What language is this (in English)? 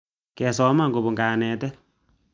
Kalenjin